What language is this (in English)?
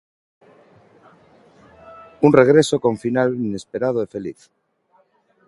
Galician